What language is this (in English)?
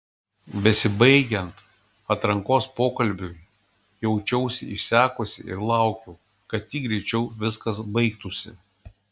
Lithuanian